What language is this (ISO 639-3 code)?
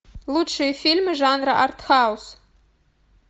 rus